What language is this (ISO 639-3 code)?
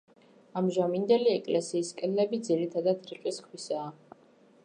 kat